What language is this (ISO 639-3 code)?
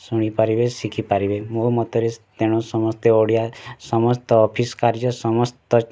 ori